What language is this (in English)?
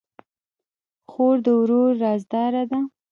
Pashto